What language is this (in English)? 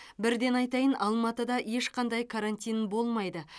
Kazakh